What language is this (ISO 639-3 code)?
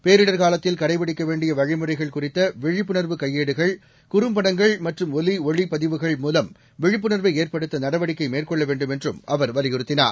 tam